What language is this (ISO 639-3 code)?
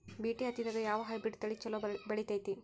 kan